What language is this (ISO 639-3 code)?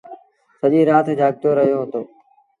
sbn